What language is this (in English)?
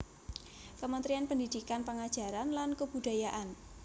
Javanese